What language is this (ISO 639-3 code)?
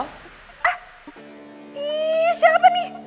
ind